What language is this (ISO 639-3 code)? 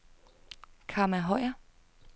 dan